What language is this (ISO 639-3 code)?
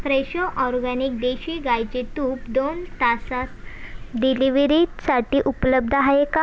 mar